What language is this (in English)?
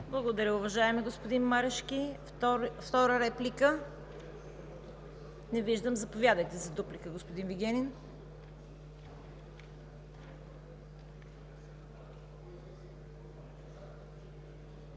Bulgarian